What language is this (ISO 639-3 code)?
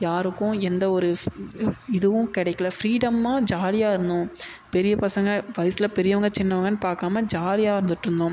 tam